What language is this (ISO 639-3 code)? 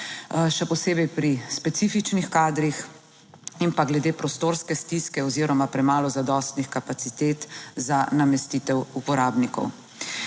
slv